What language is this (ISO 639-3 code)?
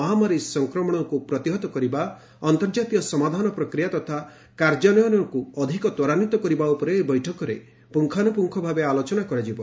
ori